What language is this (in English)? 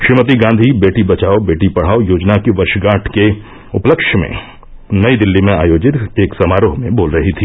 Hindi